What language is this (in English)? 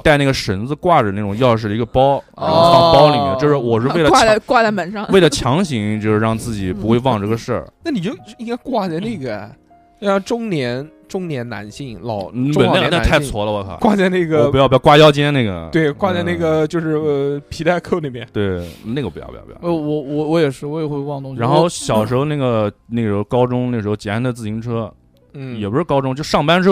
Chinese